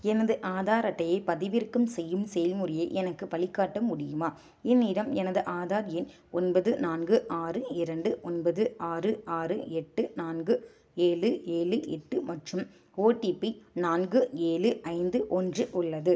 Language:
Tamil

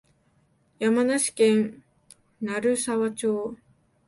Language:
Japanese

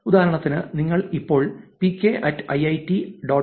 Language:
Malayalam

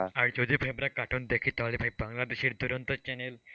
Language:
Bangla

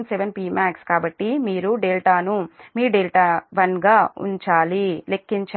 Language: Telugu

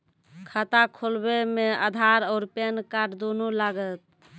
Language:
Maithili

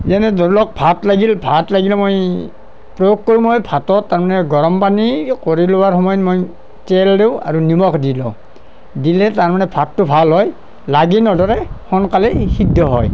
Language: Assamese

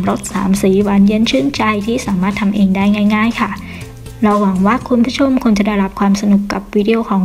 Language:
Thai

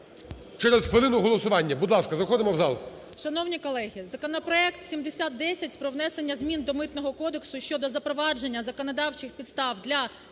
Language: Ukrainian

